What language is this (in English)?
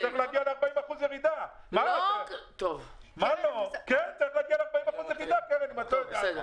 Hebrew